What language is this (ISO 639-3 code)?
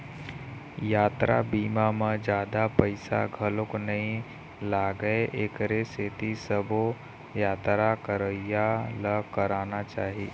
hne